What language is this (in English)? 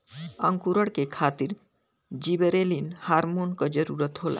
Bhojpuri